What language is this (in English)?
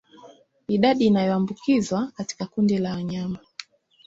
Swahili